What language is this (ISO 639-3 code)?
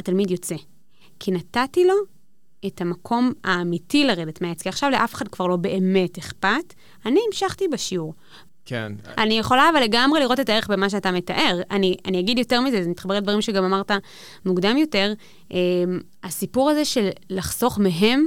heb